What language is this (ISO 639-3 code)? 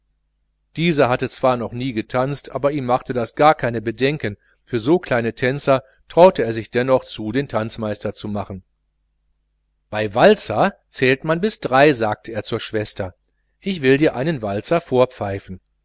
deu